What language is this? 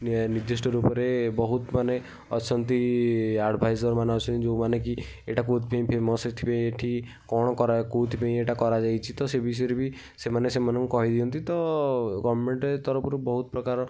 Odia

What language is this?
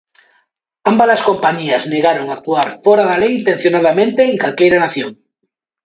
Galician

